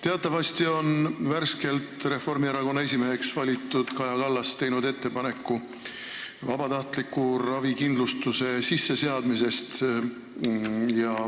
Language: Estonian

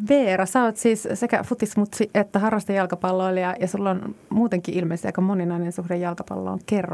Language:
Finnish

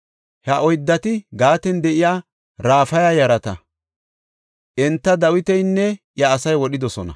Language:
Gofa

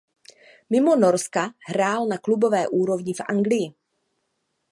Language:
Czech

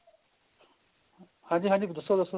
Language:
Punjabi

